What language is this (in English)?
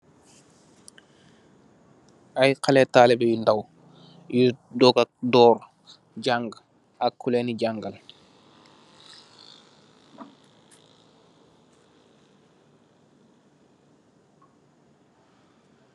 Wolof